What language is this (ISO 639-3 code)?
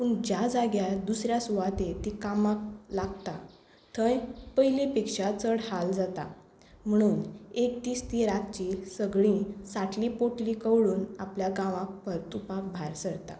kok